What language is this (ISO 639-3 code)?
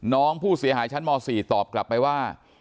tha